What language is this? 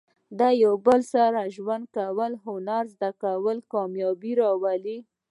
Pashto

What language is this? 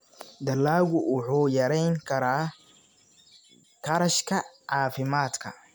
Somali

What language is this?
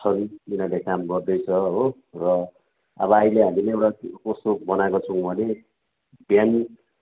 Nepali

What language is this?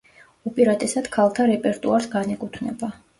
Georgian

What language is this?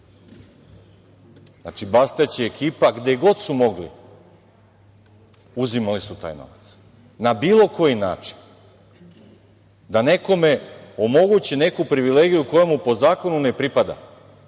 Serbian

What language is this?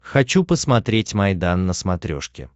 Russian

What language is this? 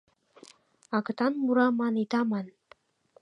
Mari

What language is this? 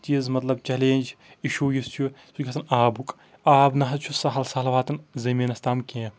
Kashmiri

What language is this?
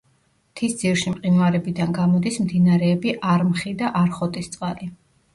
Georgian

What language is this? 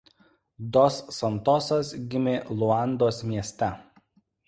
Lithuanian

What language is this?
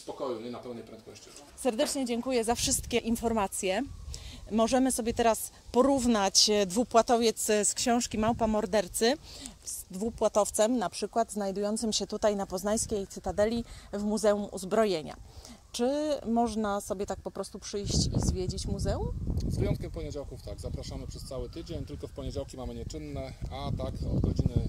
Polish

